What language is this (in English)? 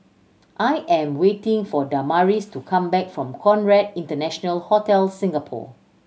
English